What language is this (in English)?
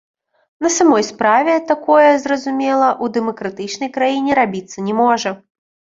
Belarusian